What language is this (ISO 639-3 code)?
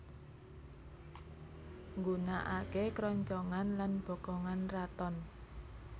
jav